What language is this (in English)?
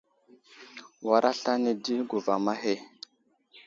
Wuzlam